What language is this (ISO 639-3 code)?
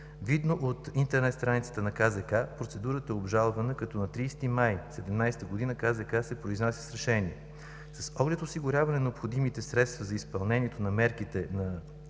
bul